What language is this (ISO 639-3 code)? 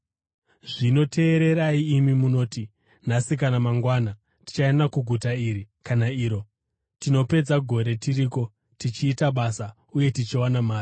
sna